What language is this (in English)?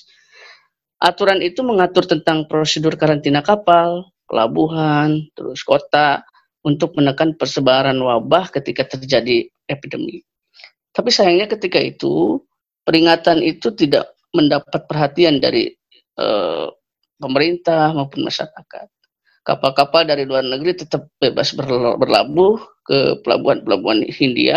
Indonesian